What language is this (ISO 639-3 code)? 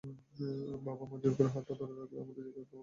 ben